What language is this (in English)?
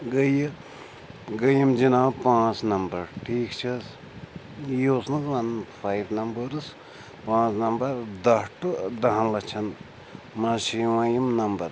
Kashmiri